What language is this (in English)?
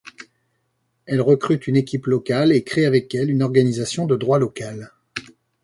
French